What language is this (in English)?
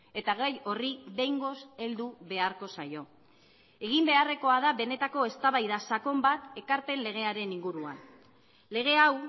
Basque